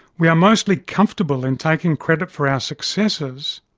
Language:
English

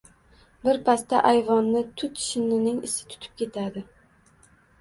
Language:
Uzbek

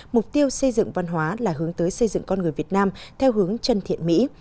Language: Vietnamese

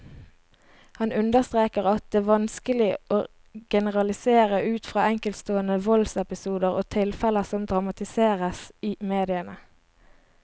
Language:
Norwegian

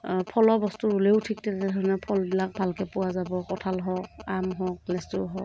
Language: Assamese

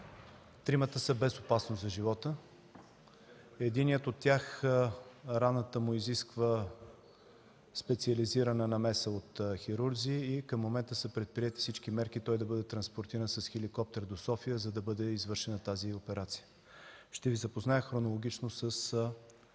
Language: Bulgarian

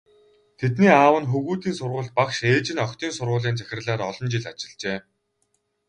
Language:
Mongolian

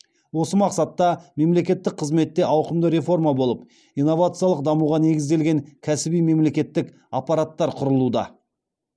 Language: Kazakh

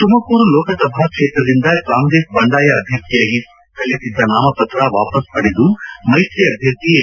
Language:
Kannada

